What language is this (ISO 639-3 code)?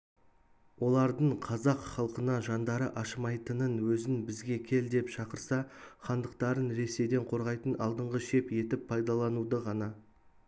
kaz